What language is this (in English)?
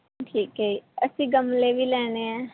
Punjabi